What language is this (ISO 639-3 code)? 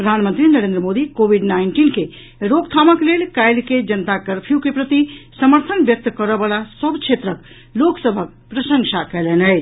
mai